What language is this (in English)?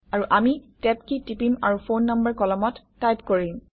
Assamese